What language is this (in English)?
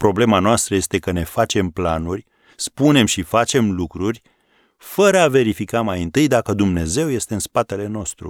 Romanian